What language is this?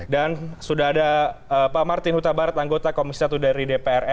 Indonesian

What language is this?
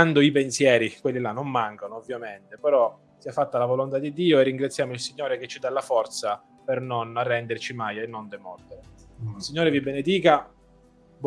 Italian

